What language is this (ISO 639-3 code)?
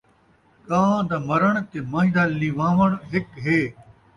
skr